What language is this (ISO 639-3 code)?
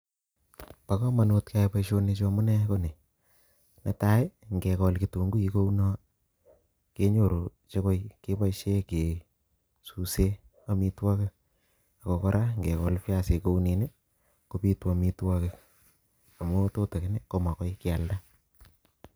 kln